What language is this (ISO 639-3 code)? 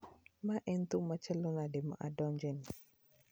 luo